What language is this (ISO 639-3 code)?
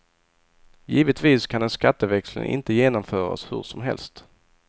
swe